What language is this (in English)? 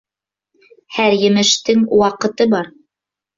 Bashkir